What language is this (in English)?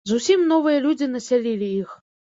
Belarusian